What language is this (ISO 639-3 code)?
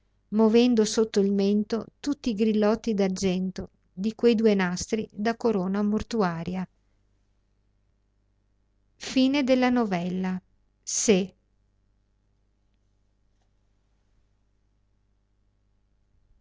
ita